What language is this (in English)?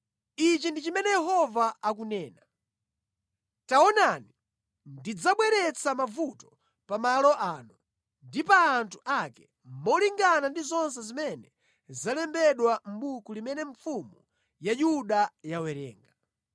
Nyanja